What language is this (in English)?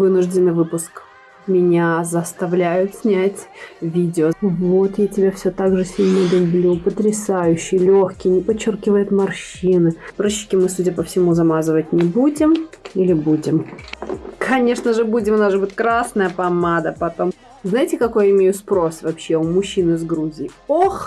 Russian